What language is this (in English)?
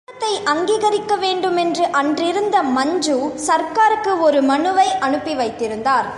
Tamil